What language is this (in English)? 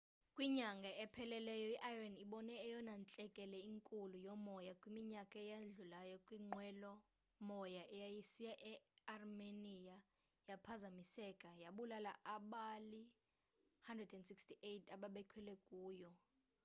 Xhosa